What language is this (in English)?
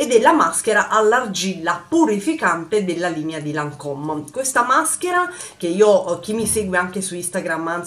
Italian